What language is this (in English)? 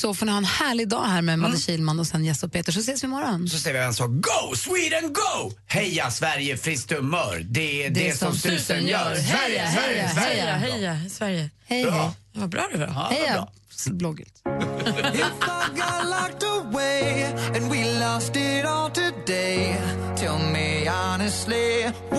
Swedish